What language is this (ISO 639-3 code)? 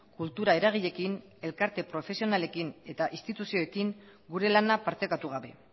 eus